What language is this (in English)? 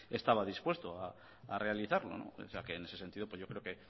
Spanish